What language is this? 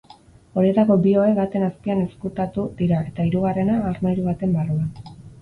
Basque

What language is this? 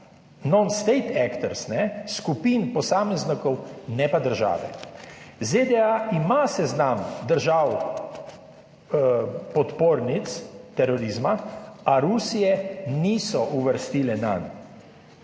Slovenian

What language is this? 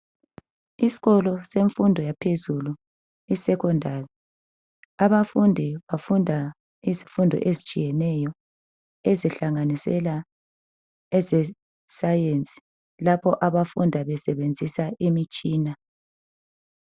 North Ndebele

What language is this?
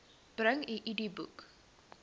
Afrikaans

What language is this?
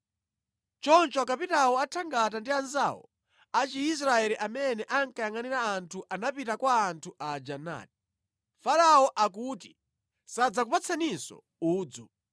Nyanja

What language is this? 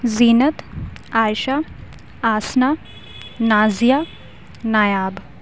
Urdu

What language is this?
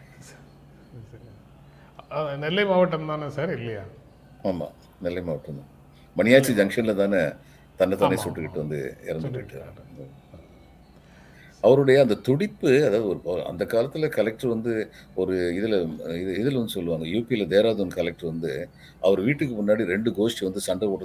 Tamil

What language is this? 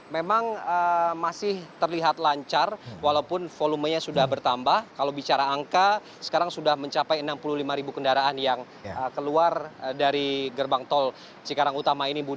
Indonesian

